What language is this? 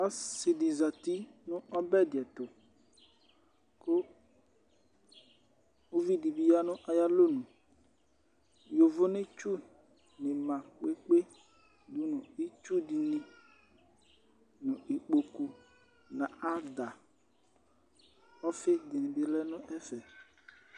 Ikposo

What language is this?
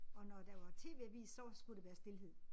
Danish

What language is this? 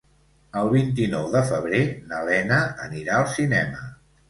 Catalan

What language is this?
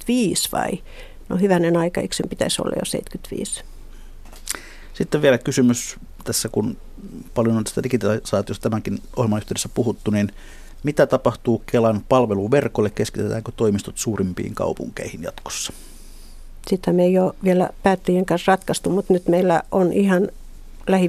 Finnish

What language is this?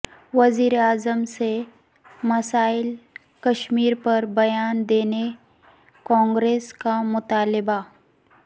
Urdu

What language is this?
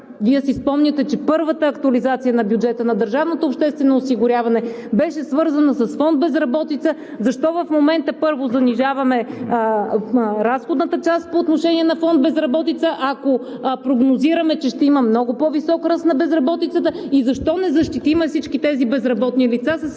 Bulgarian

